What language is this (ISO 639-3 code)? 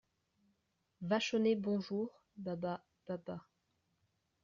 fra